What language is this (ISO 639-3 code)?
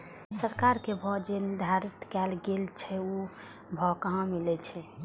mai